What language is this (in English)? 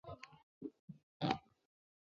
Chinese